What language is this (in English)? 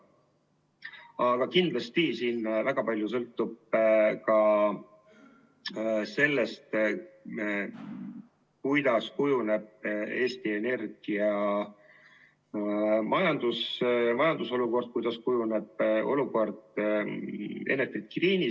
Estonian